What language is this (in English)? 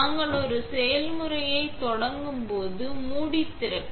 Tamil